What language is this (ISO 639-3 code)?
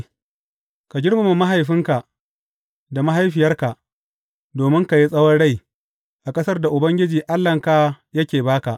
hau